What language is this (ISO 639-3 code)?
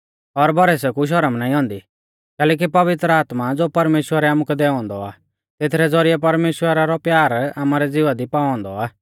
bfz